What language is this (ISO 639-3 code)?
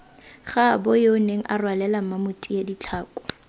tsn